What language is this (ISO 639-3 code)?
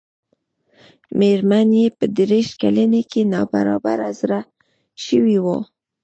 pus